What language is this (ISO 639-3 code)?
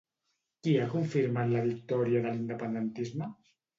cat